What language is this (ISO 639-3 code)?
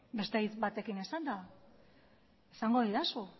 eus